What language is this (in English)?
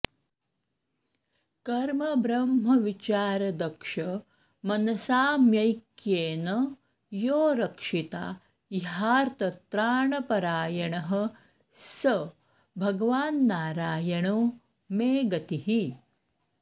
Sanskrit